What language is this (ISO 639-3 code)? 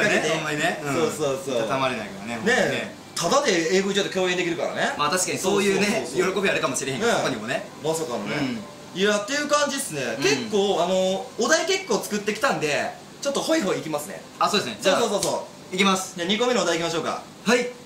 jpn